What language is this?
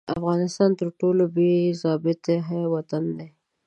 Pashto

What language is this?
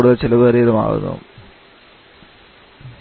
Malayalam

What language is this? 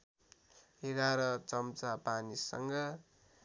Nepali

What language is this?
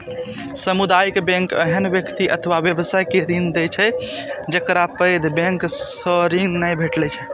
Maithili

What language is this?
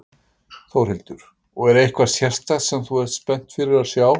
Icelandic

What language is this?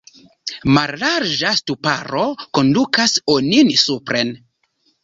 Esperanto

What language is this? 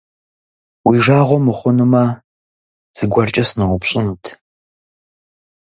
Kabardian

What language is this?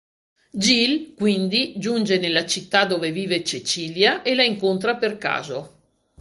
Italian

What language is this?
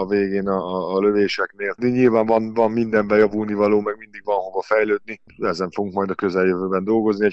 Hungarian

